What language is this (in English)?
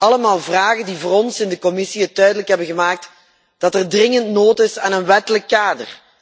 Dutch